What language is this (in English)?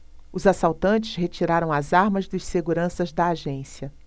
Portuguese